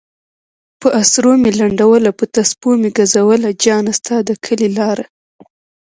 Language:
Pashto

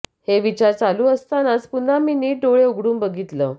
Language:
Marathi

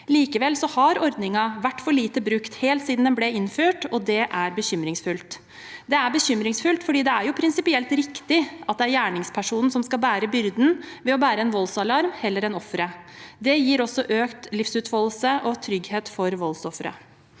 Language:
Norwegian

